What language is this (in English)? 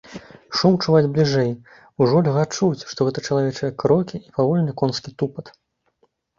Belarusian